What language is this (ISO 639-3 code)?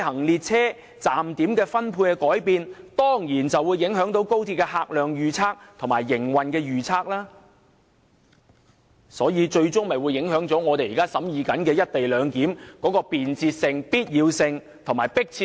yue